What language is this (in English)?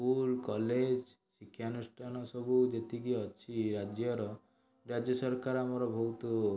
Odia